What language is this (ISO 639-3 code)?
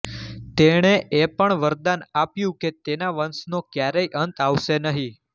guj